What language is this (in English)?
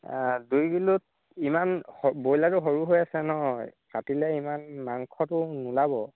Assamese